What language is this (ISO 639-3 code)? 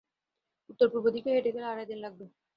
ben